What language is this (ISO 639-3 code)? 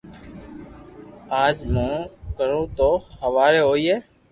lrk